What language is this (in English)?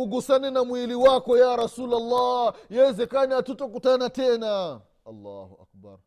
Swahili